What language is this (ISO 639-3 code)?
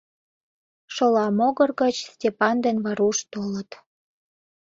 chm